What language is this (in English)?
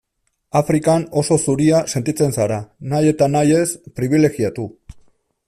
Basque